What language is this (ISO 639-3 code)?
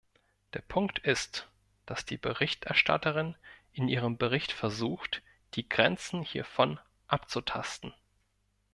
deu